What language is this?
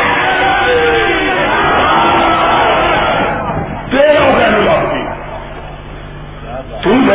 Urdu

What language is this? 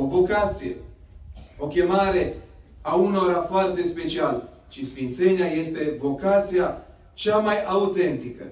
Romanian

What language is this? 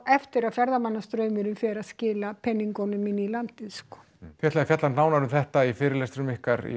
Icelandic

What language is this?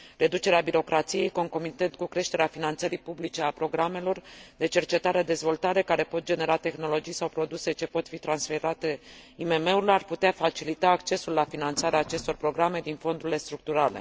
Romanian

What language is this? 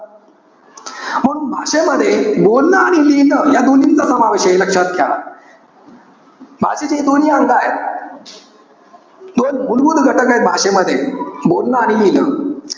Marathi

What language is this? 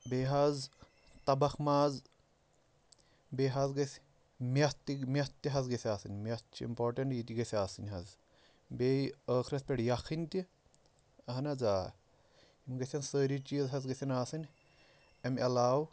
Kashmiri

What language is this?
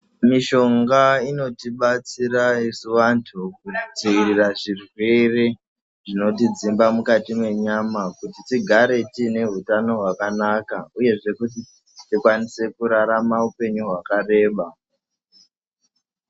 Ndau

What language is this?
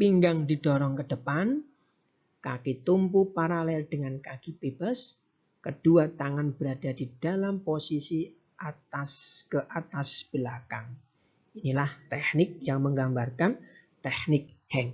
Indonesian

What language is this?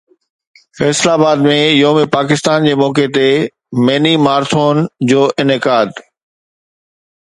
Sindhi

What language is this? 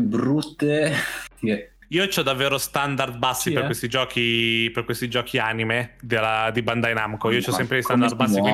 Italian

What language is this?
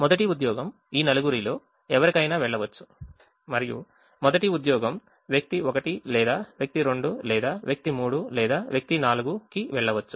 Telugu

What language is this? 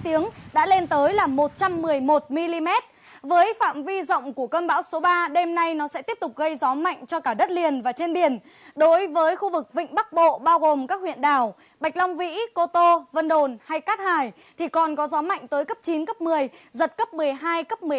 Vietnamese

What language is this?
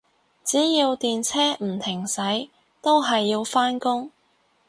Cantonese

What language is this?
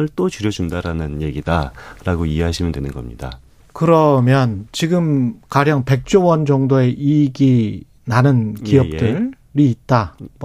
Korean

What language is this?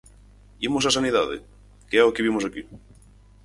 Galician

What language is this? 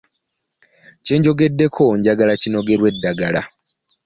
Ganda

